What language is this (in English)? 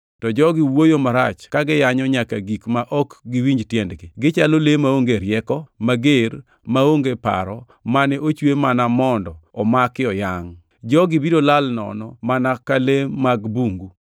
Luo (Kenya and Tanzania)